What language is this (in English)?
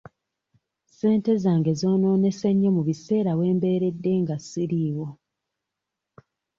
Ganda